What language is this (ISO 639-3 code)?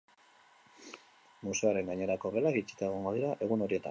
eus